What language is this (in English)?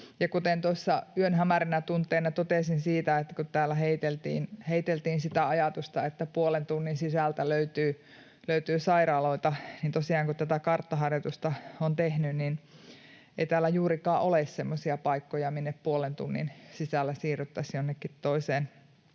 Finnish